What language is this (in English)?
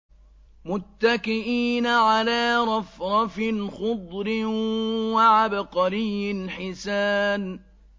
Arabic